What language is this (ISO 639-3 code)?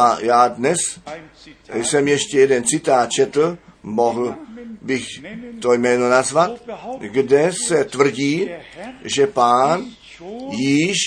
ces